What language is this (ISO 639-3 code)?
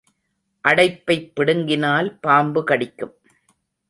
tam